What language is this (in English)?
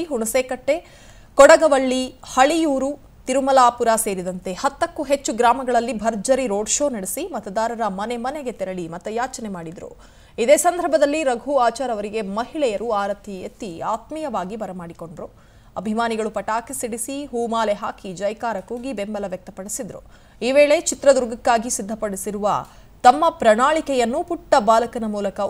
Indonesian